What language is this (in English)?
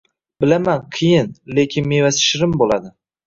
Uzbek